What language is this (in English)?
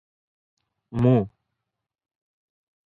Odia